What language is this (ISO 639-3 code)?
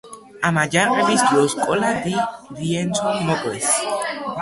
kat